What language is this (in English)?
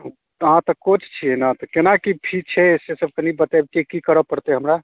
Maithili